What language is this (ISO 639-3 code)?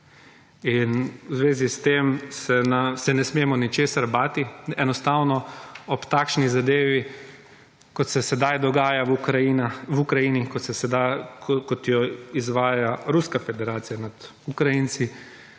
slv